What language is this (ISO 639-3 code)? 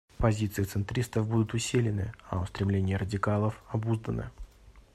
rus